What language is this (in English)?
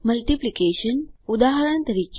Gujarati